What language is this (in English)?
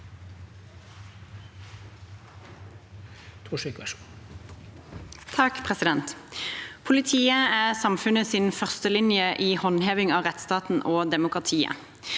Norwegian